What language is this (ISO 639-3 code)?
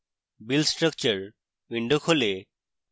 ben